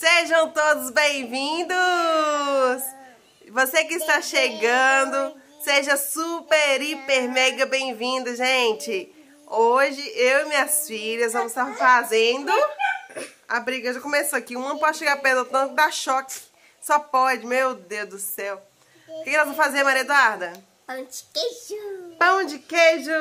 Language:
Portuguese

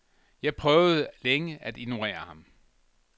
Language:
Danish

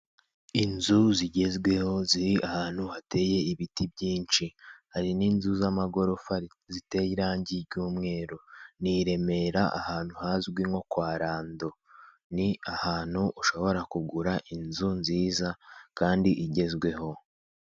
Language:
Kinyarwanda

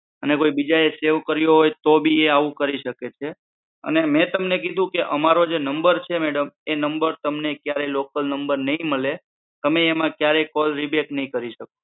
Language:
Gujarati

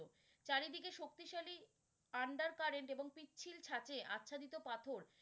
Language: Bangla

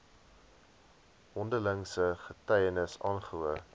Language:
Afrikaans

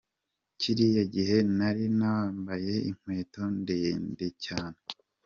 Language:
Kinyarwanda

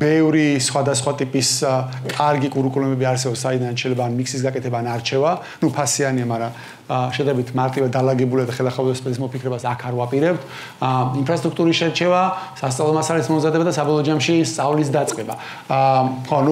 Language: Romanian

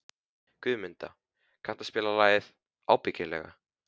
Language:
Icelandic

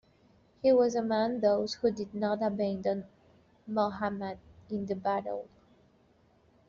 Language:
English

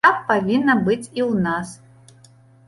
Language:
Belarusian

